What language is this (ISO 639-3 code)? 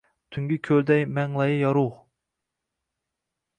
uzb